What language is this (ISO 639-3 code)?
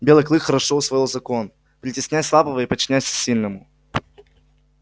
rus